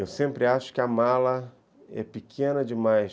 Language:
Portuguese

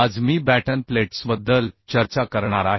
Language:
Marathi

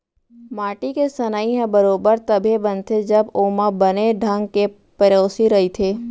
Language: Chhattisgarhi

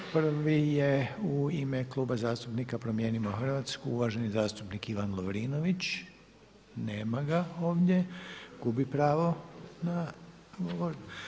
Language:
Croatian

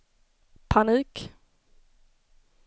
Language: Swedish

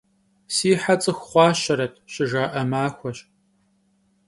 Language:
Kabardian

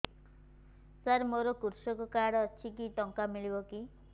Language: Odia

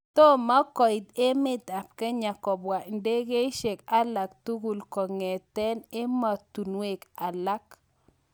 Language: Kalenjin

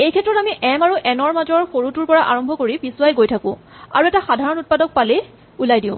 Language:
Assamese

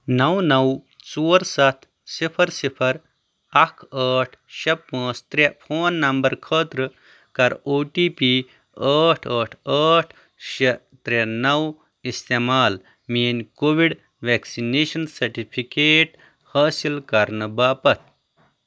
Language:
Kashmiri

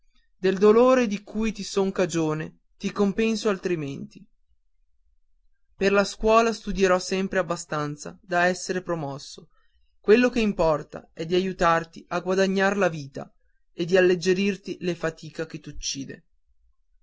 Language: Italian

